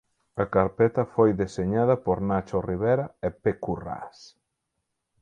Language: Galician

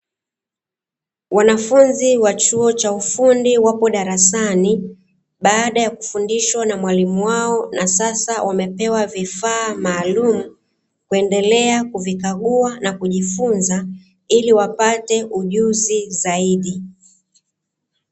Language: Swahili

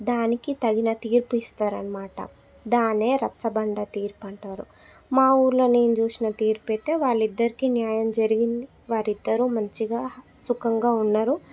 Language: Telugu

